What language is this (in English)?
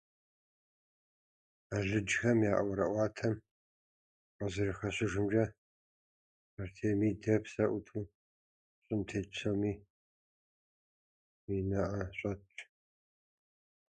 Kabardian